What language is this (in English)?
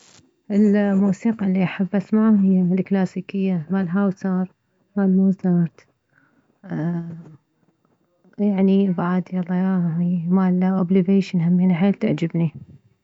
Mesopotamian Arabic